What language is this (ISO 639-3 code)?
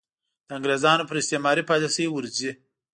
pus